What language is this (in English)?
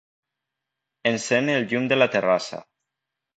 Catalan